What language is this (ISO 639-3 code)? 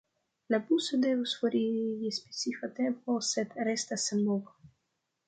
epo